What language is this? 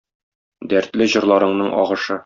Tatar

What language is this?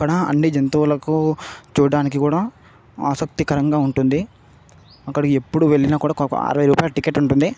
Telugu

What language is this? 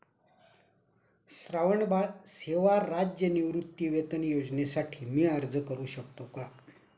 Marathi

